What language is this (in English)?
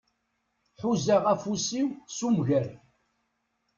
Kabyle